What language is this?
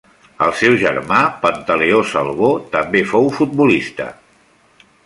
Catalan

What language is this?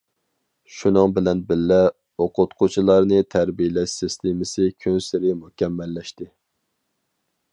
Uyghur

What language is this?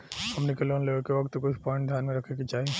Bhojpuri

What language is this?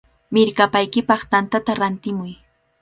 Cajatambo North Lima Quechua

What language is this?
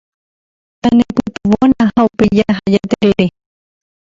Guarani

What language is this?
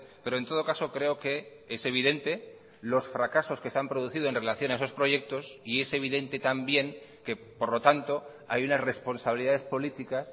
Spanish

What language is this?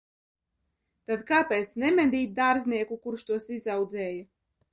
Latvian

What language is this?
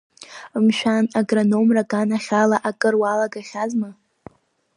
Abkhazian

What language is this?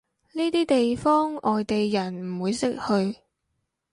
Cantonese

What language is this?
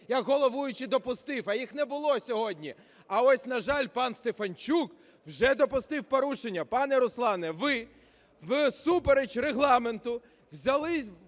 Ukrainian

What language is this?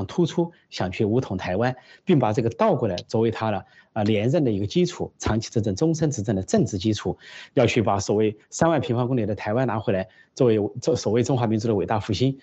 Chinese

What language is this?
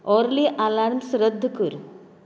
Konkani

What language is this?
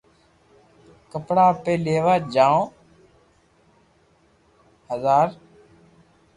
Loarki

